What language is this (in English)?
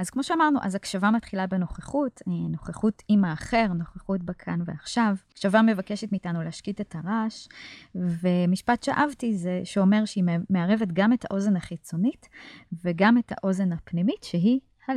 Hebrew